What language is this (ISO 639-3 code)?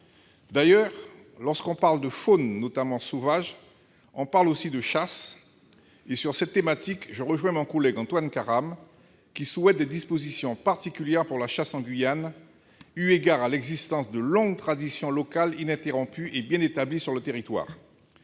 fra